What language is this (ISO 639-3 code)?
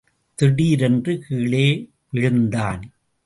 tam